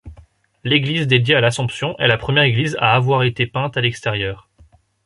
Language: French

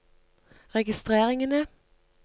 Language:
Norwegian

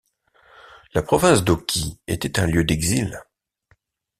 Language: French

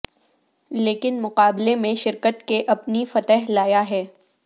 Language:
Urdu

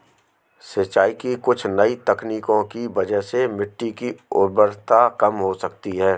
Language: Hindi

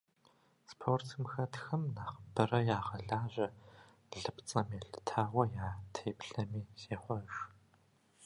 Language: Kabardian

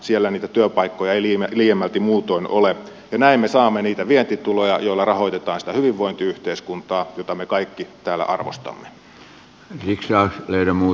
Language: Finnish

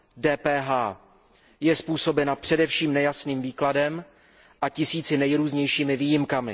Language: Czech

